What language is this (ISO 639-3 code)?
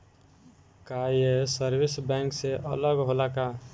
bho